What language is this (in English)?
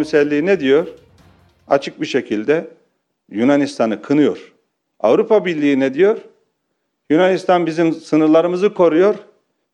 Turkish